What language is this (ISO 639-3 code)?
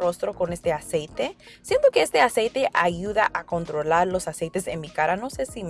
spa